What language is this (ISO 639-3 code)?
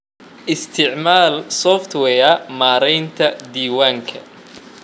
som